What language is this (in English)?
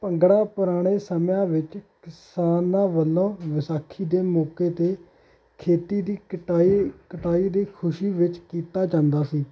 Punjabi